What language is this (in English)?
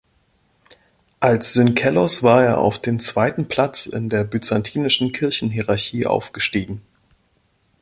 German